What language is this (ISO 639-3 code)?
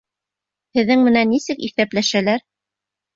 bak